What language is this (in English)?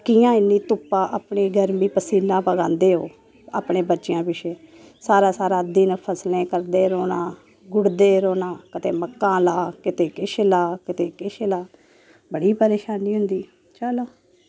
Dogri